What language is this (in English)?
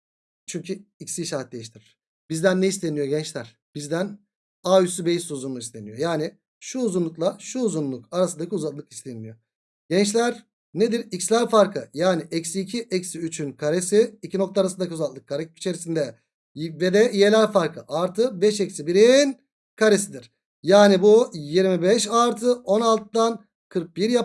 Turkish